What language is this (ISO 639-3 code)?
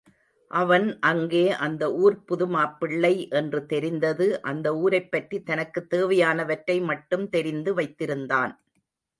tam